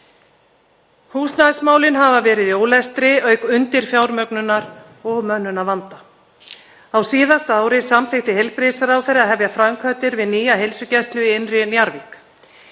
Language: Icelandic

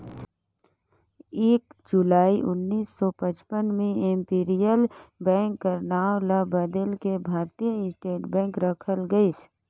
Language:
Chhattisgarhi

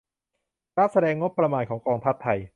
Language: Thai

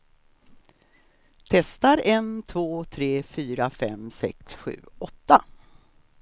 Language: Swedish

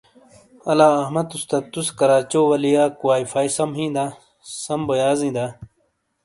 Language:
Shina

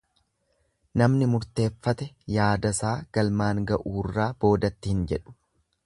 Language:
Oromo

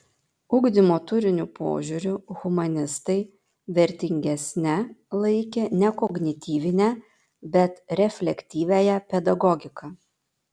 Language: Lithuanian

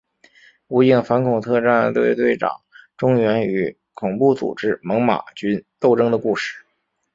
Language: Chinese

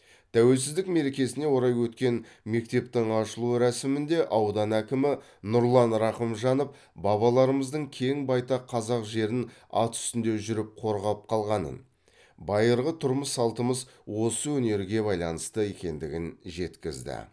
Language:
Kazakh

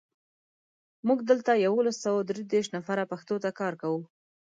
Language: Pashto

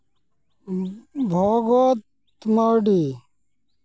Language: Santali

